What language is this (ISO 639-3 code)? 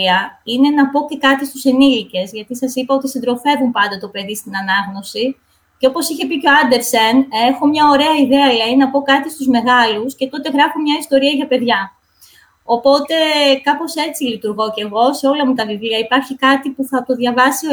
ell